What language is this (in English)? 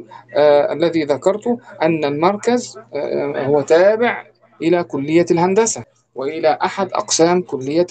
Arabic